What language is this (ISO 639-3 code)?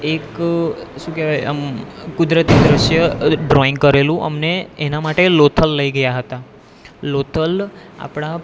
guj